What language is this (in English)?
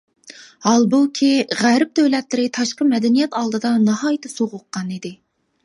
Uyghur